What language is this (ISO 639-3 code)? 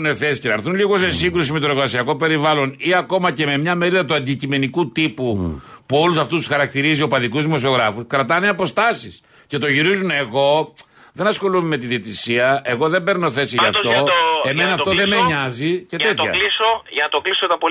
ell